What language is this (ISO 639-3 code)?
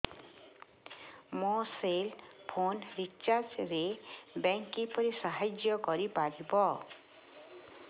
ori